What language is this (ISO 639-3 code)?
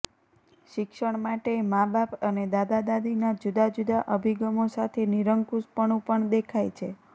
guj